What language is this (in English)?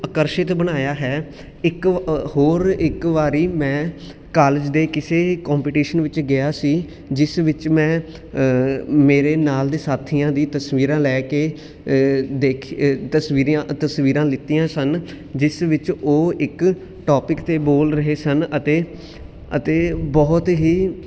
Punjabi